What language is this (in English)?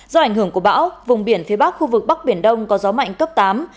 Vietnamese